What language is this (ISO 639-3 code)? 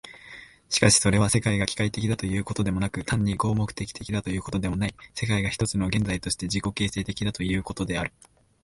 jpn